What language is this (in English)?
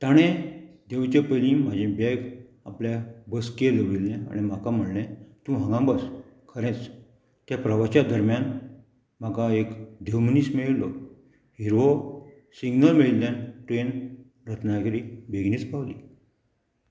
Konkani